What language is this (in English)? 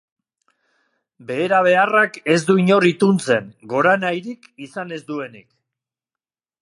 Basque